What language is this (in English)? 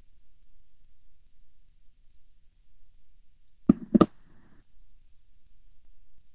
Malay